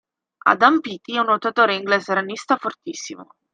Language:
Italian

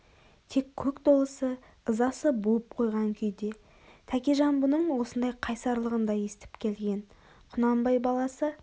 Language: Kazakh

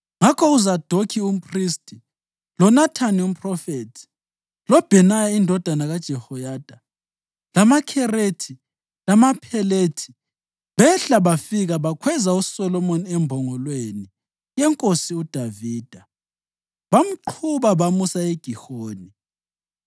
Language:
North Ndebele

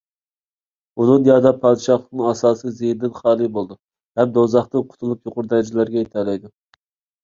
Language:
Uyghur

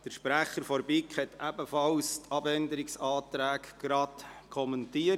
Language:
Swiss German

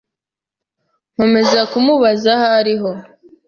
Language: Kinyarwanda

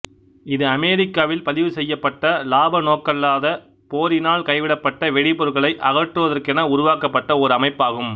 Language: Tamil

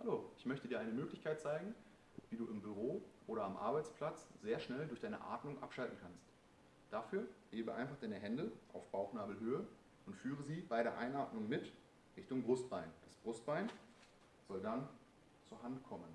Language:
German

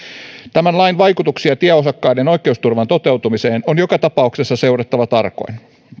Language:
Finnish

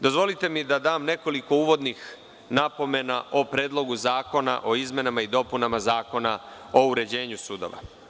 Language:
Serbian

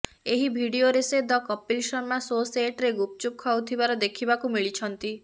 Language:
Odia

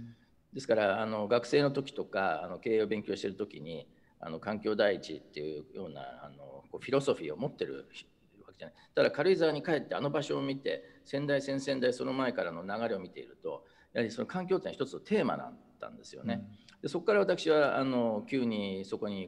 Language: Japanese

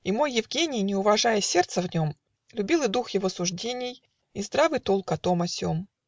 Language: Russian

